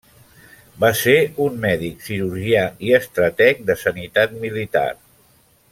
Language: Catalan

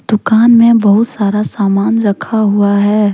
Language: Hindi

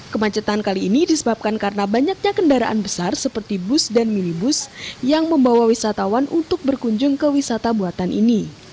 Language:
Indonesian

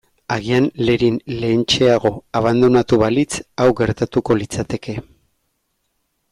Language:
Basque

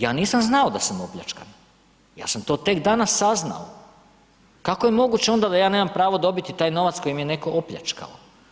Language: Croatian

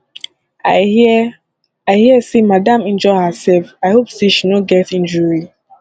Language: Nigerian Pidgin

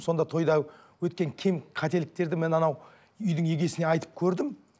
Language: Kazakh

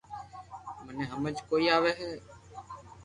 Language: Loarki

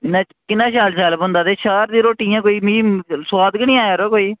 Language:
Dogri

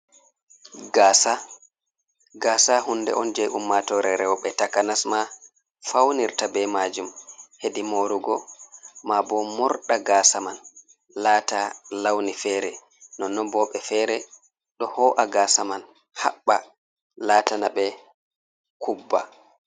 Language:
Fula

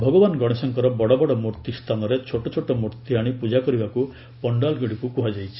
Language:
Odia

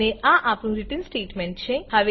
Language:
Gujarati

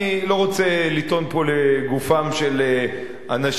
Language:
Hebrew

